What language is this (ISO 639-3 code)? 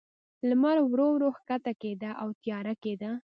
pus